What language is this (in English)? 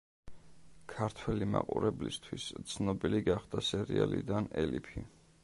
Georgian